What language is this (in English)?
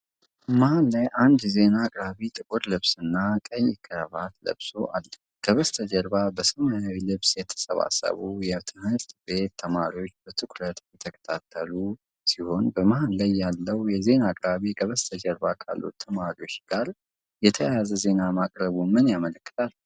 Amharic